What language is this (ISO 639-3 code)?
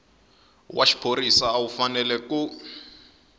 tso